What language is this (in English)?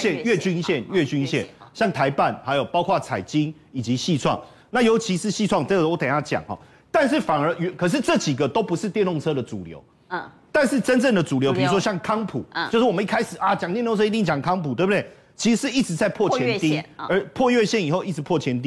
Chinese